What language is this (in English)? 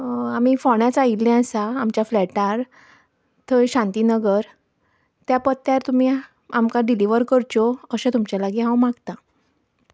Konkani